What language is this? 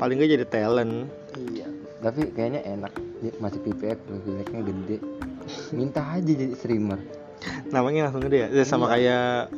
Indonesian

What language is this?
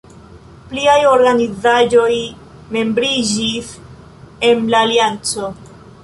Esperanto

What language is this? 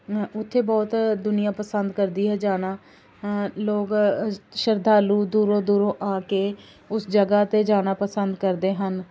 Punjabi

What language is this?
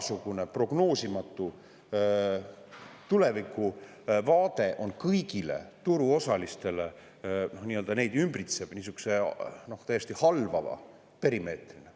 Estonian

